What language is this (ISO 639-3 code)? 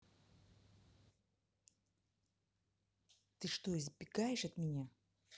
rus